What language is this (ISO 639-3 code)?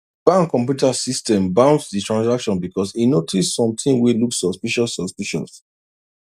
pcm